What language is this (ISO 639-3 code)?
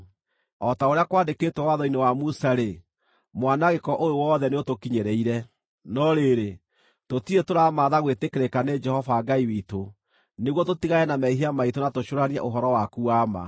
kik